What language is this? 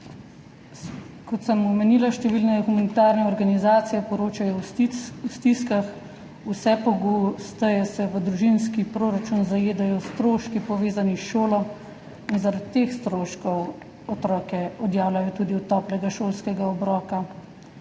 Slovenian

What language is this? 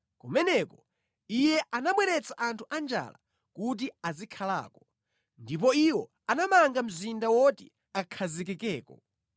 Nyanja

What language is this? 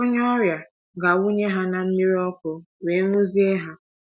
Igbo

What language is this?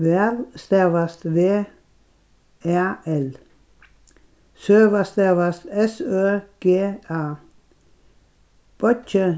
Faroese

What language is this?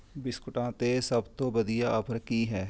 Punjabi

